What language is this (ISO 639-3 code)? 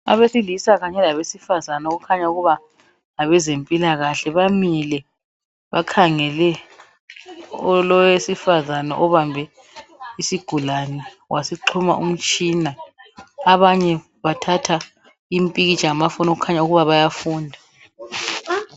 nde